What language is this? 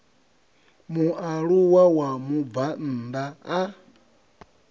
Venda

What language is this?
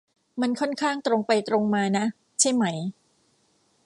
Thai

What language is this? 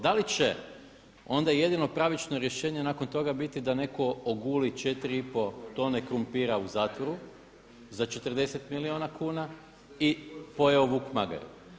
Croatian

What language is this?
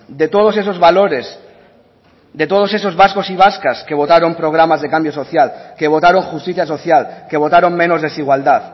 Spanish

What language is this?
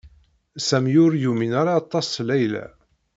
Kabyle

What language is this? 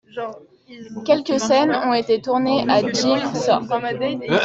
French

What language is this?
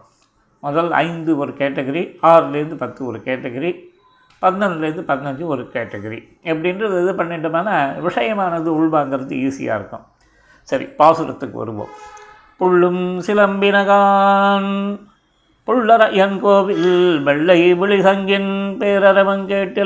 Tamil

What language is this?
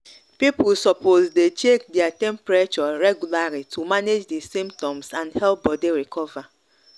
Nigerian Pidgin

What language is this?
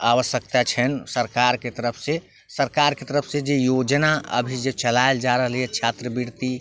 Maithili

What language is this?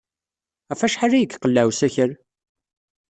Kabyle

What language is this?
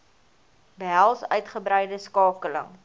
Afrikaans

